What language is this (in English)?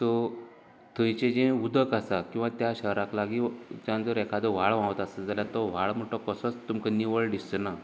Konkani